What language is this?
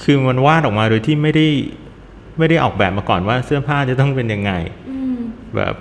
Thai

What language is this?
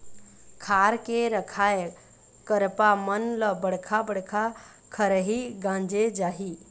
Chhattisgarhi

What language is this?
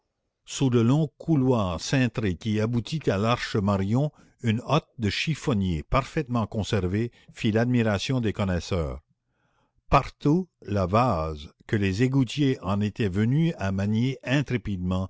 French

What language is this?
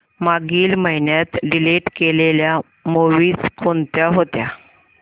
Marathi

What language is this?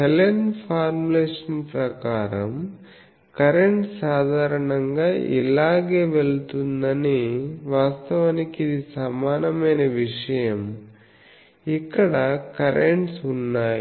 Telugu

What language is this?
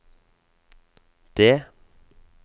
Norwegian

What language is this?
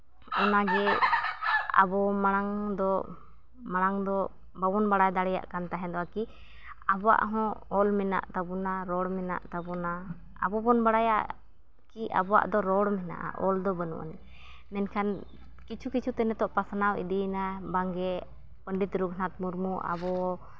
Santali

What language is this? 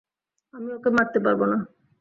Bangla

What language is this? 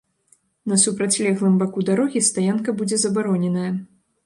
Belarusian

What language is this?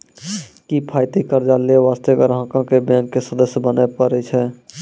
Maithili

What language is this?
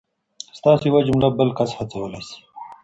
Pashto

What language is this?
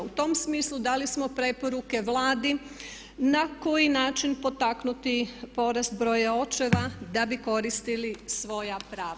Croatian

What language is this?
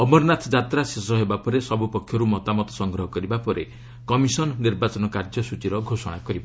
Odia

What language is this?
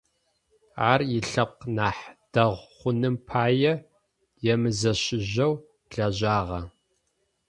Adyghe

